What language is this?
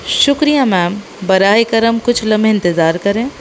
Urdu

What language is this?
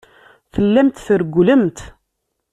Kabyle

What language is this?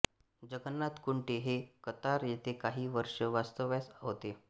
Marathi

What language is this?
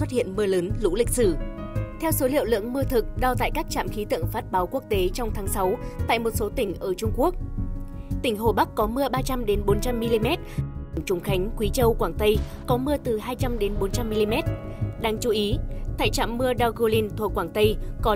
Vietnamese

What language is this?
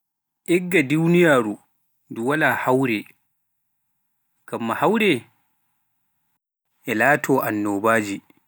Pular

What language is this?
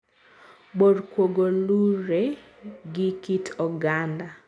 Luo (Kenya and Tanzania)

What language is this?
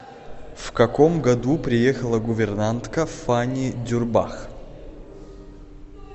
Russian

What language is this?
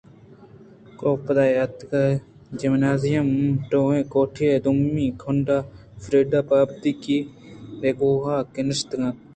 Eastern Balochi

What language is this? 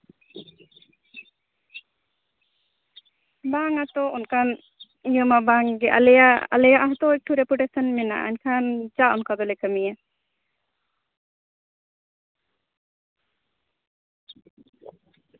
Santali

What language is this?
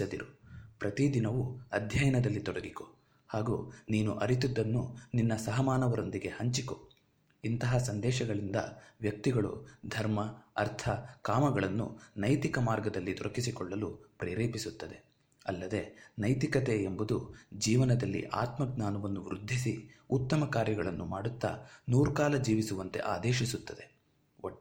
Kannada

